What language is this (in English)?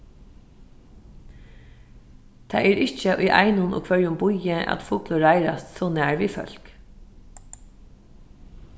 Faroese